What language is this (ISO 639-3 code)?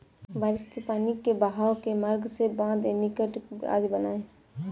hin